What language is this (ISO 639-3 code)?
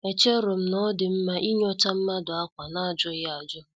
ibo